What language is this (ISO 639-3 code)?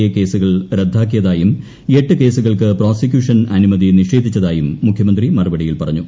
mal